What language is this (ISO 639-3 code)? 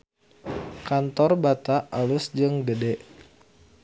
sun